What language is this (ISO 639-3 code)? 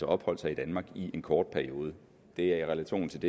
dan